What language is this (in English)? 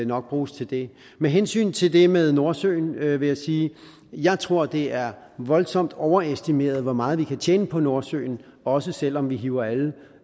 Danish